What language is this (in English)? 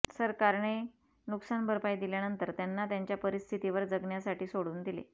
Marathi